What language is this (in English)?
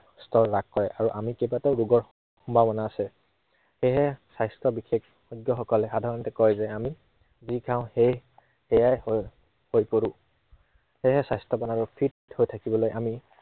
Assamese